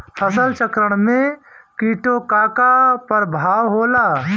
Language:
Bhojpuri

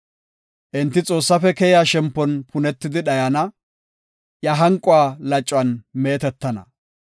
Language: Gofa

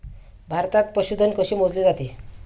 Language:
Marathi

